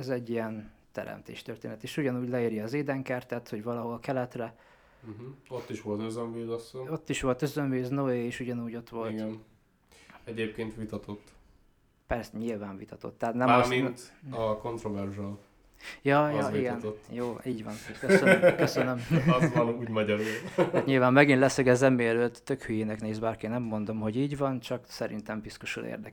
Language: Hungarian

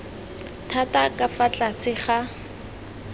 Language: Tswana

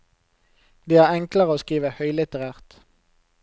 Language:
Norwegian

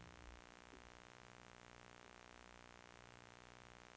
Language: Norwegian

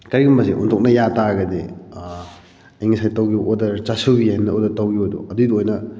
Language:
Manipuri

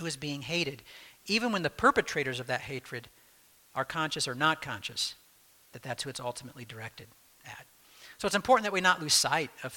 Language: English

